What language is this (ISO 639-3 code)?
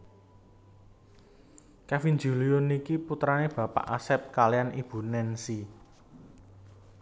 jav